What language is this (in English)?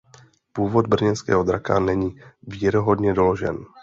Czech